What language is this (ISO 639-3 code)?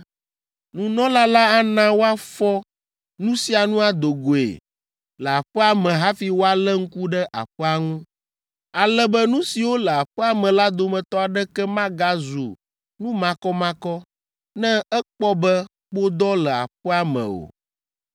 ewe